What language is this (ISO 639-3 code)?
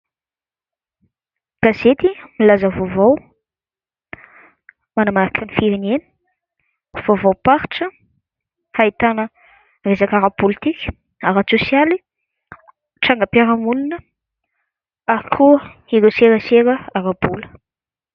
mlg